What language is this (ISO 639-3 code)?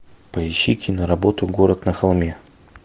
rus